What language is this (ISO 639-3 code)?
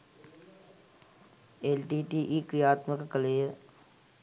sin